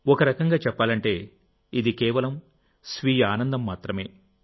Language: Telugu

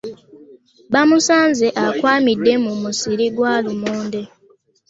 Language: Ganda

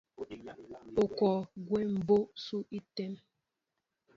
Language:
Mbo (Cameroon)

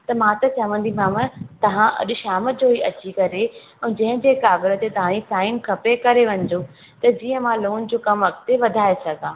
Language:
Sindhi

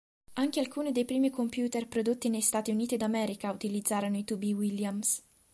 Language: Italian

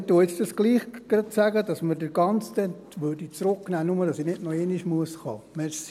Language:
Swiss German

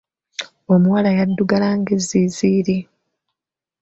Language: Ganda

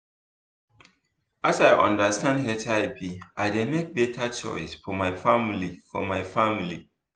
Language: Nigerian Pidgin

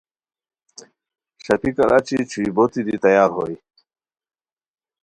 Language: Khowar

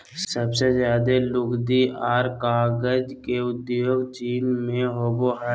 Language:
Magahi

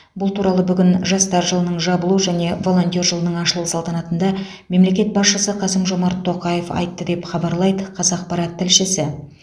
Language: Kazakh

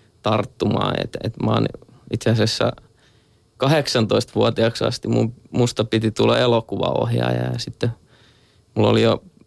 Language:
Finnish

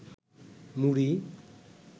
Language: Bangla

